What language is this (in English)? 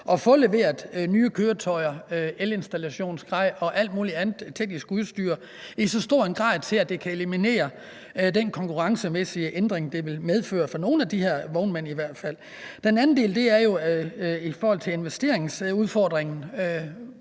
Danish